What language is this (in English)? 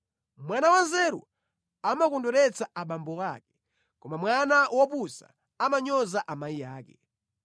Nyanja